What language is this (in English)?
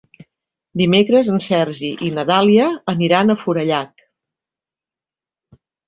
Catalan